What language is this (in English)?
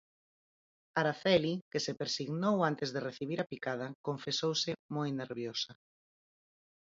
Galician